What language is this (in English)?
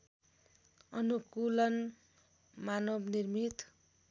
Nepali